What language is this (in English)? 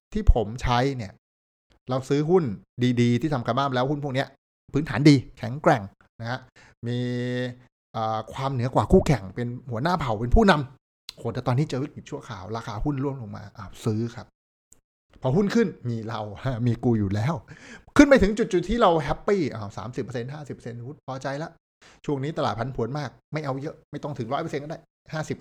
Thai